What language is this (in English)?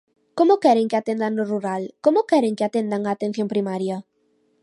Galician